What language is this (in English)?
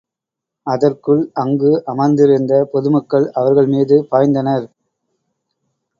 Tamil